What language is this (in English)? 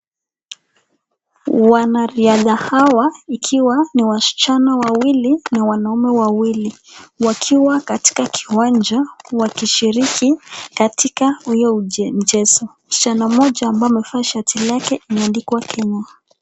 Swahili